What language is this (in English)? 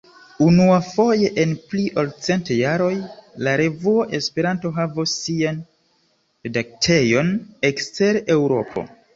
Esperanto